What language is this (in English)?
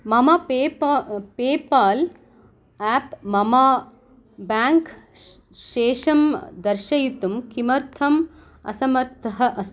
Sanskrit